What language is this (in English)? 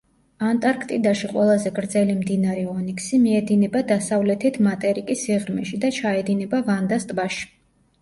Georgian